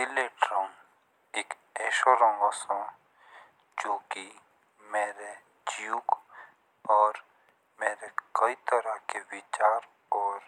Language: Jaunsari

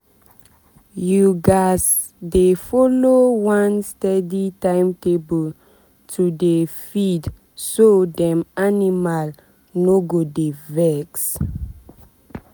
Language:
Nigerian Pidgin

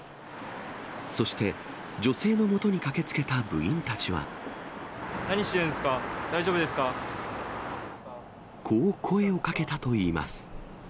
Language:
Japanese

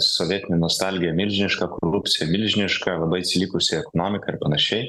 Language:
Lithuanian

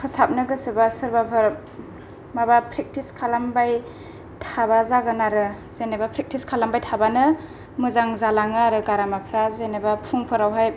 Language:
Bodo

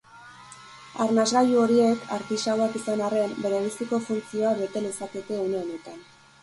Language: Basque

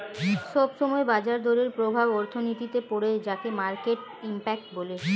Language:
Bangla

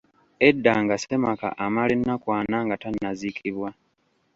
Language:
Ganda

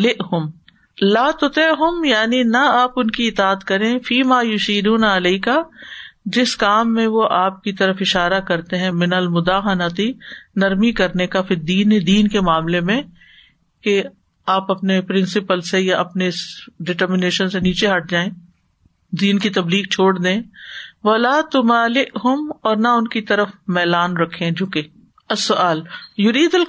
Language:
Urdu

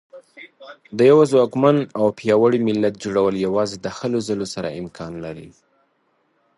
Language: Pashto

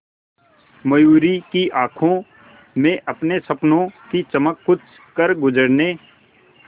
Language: Hindi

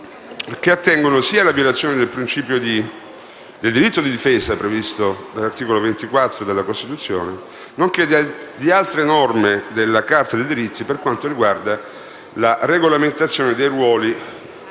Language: Italian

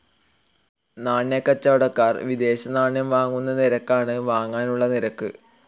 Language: Malayalam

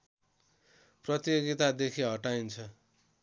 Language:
Nepali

